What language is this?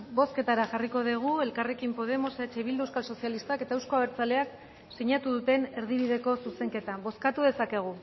Basque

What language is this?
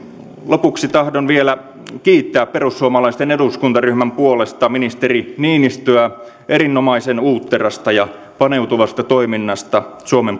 Finnish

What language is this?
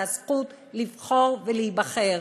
Hebrew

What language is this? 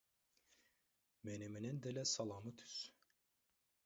Kyrgyz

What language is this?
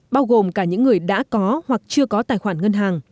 Vietnamese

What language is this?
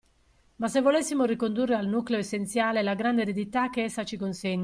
Italian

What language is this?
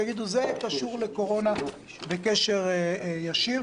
Hebrew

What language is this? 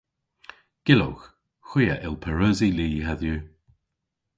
Cornish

